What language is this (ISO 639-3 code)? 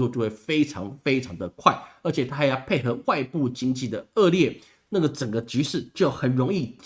zho